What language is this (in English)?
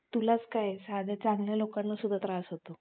Marathi